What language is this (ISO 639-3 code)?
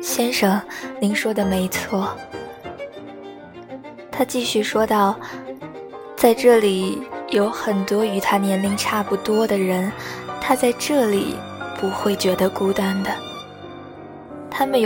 zho